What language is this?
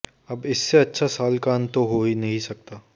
Hindi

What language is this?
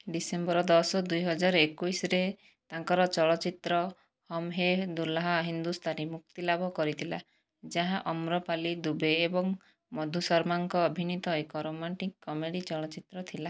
Odia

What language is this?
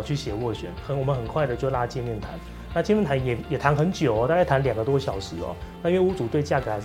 Chinese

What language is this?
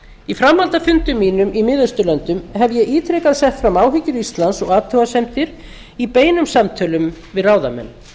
Icelandic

